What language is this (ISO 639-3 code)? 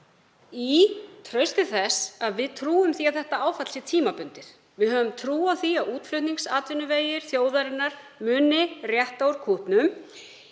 isl